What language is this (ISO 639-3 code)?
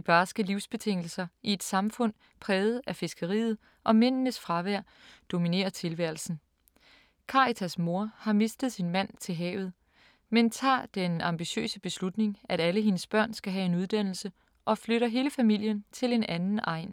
dan